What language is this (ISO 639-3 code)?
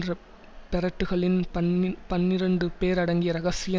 tam